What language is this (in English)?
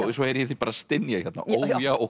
Icelandic